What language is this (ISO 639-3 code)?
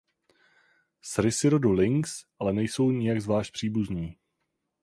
ces